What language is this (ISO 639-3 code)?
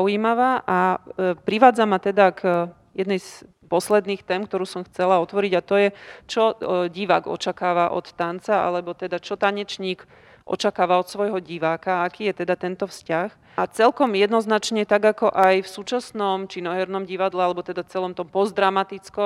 slk